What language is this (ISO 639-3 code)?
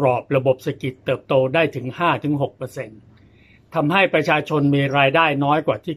tha